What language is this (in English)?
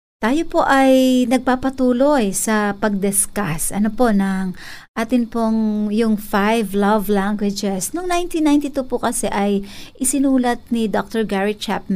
Filipino